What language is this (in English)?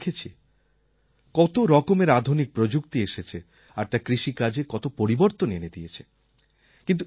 Bangla